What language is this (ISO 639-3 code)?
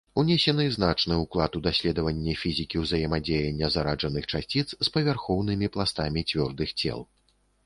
bel